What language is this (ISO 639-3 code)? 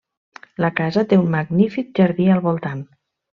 cat